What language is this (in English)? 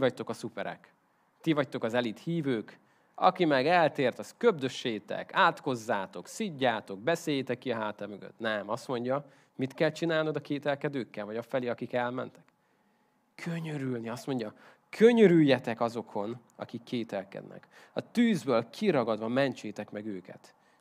Hungarian